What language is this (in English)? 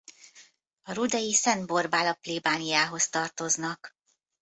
Hungarian